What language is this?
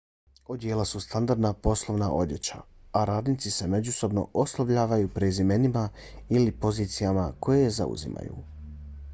Bosnian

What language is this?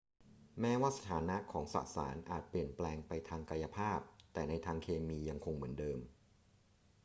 Thai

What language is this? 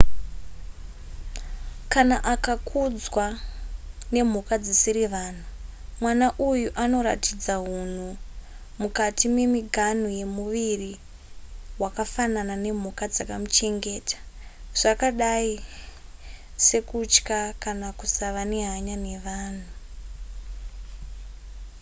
Shona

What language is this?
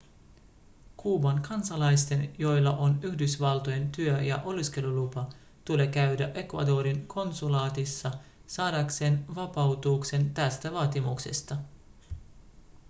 Finnish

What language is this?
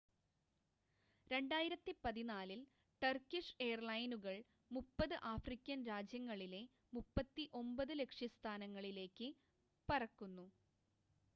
Malayalam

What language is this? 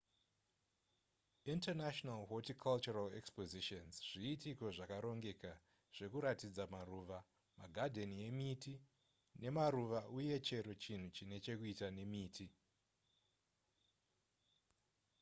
Shona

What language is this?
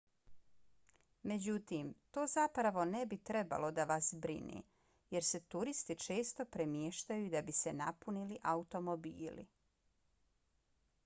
Bosnian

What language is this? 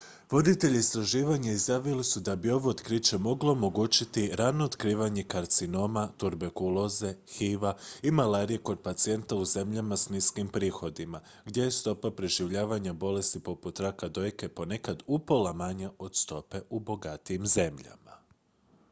Croatian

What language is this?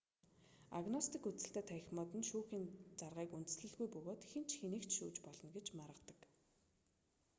Mongolian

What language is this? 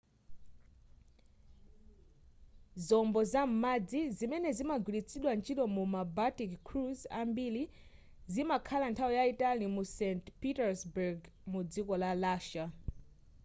Nyanja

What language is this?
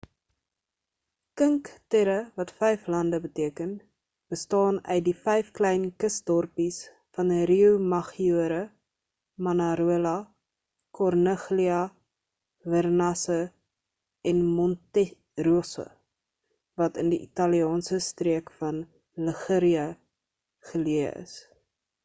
Afrikaans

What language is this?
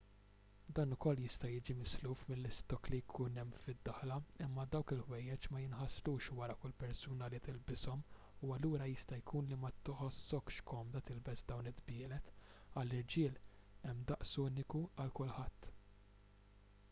Maltese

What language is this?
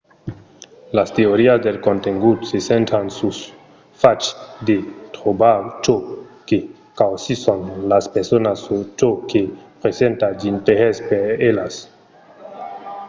Occitan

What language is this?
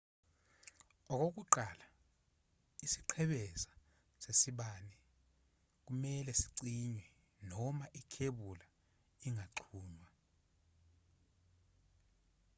Zulu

